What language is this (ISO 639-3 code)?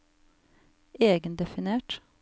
nor